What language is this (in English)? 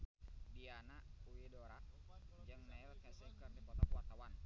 Sundanese